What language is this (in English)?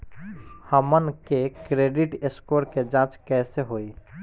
Bhojpuri